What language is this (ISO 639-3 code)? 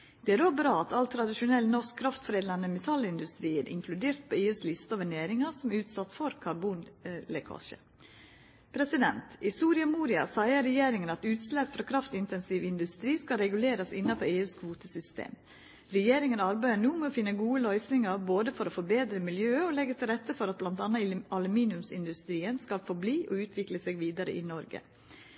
nno